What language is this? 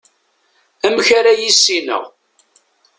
Kabyle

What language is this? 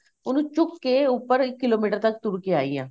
Punjabi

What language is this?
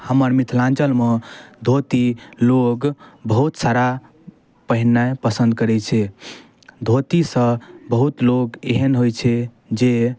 Maithili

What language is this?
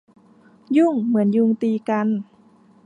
Thai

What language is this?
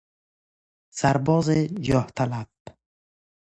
Persian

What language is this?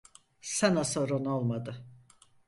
Turkish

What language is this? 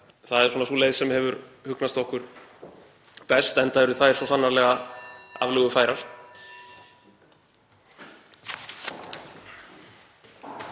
Icelandic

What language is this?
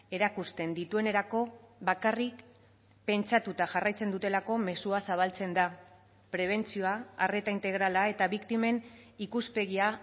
Basque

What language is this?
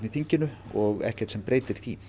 Icelandic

